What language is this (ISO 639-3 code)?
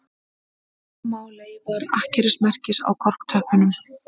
isl